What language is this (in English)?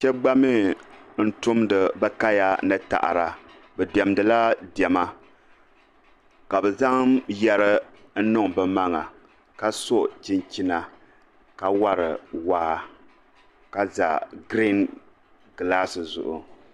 Dagbani